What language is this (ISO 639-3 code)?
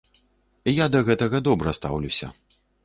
bel